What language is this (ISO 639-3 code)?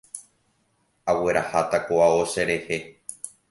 grn